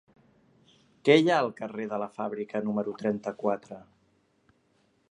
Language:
Catalan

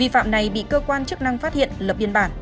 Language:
Vietnamese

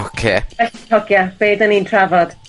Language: Welsh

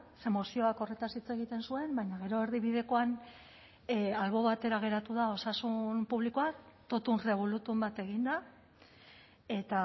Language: Basque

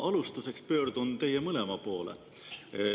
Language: Estonian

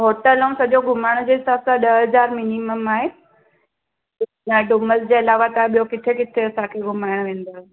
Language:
Sindhi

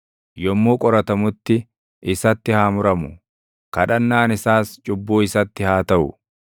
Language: Oromo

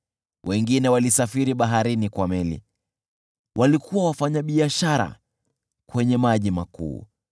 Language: Swahili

